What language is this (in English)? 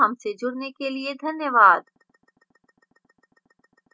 Hindi